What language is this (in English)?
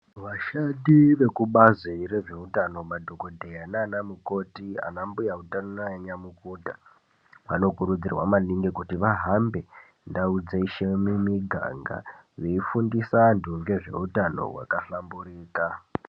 Ndau